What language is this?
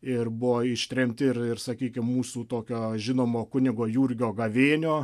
Lithuanian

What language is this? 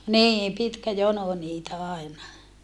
Finnish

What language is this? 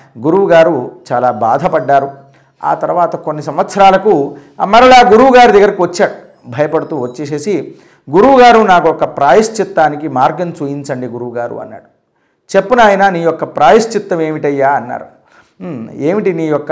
Telugu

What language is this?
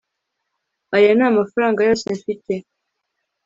Kinyarwanda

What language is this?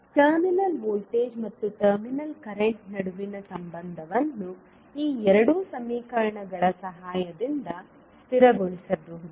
Kannada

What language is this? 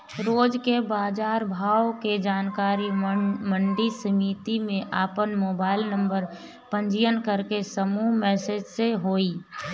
Bhojpuri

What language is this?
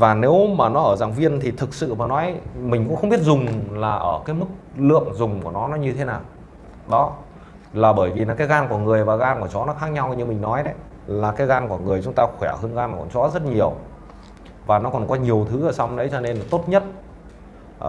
Vietnamese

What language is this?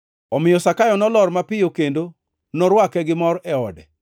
Luo (Kenya and Tanzania)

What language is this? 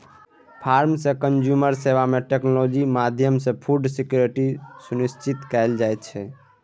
Maithili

